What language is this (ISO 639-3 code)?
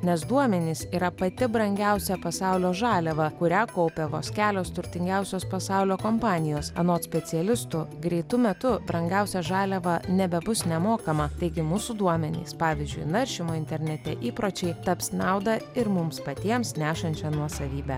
lit